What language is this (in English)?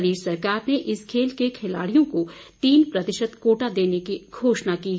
Hindi